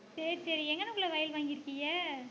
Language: Tamil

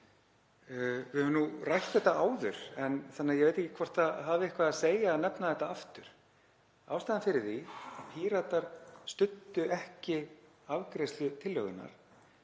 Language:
Icelandic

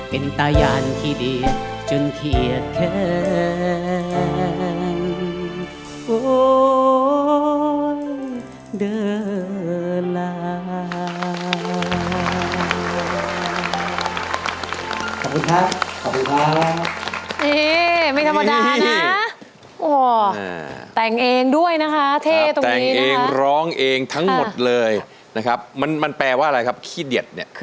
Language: Thai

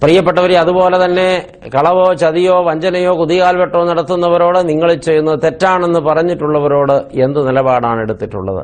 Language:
Malayalam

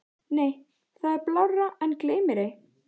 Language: Icelandic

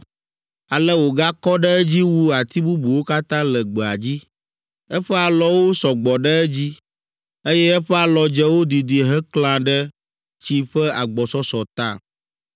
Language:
Ewe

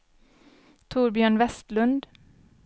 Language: Swedish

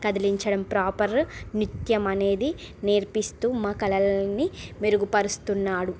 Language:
Telugu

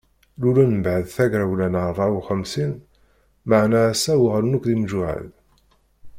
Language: Kabyle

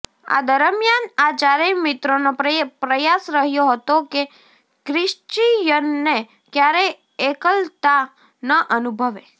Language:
Gujarati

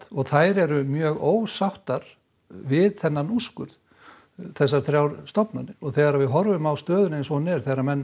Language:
Icelandic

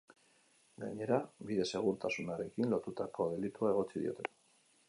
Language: Basque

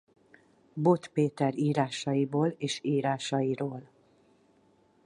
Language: Hungarian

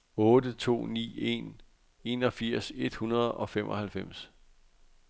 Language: Danish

